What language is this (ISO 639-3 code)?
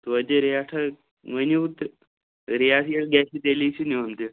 kas